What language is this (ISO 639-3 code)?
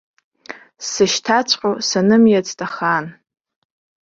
abk